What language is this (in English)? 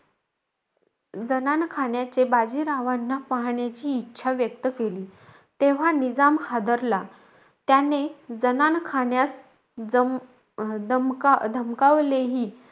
Marathi